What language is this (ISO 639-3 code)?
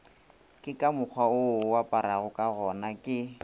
nso